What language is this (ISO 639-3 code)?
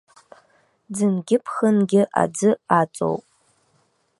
abk